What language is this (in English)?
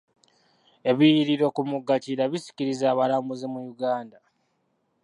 Ganda